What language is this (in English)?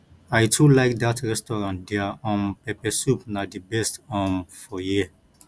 Nigerian Pidgin